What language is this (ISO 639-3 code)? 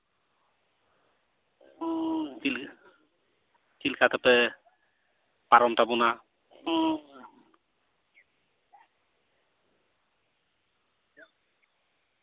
sat